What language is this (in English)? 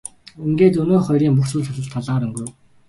Mongolian